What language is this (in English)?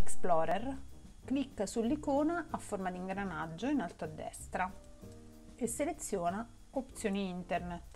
Italian